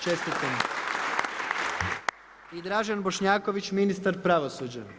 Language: Croatian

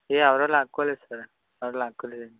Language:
Telugu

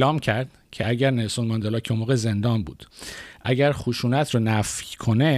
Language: Persian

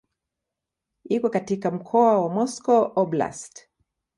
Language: Swahili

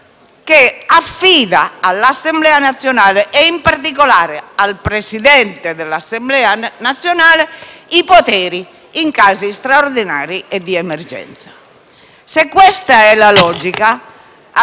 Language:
Italian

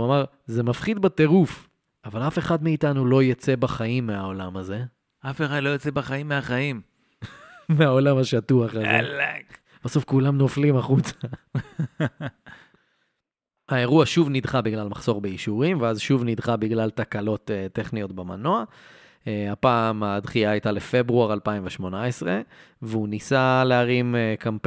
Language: Hebrew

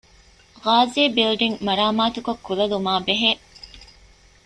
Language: Divehi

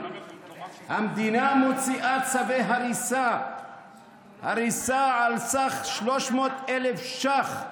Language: Hebrew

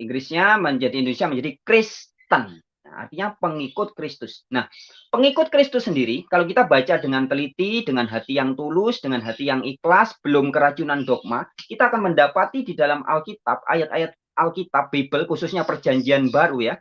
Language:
Indonesian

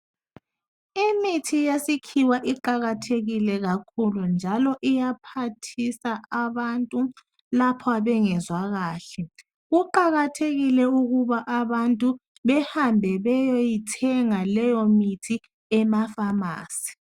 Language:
North Ndebele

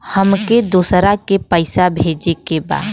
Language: Bhojpuri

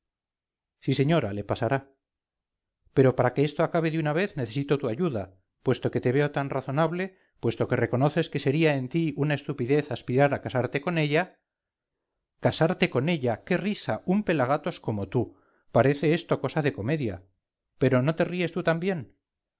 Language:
Spanish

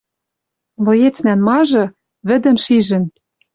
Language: Western Mari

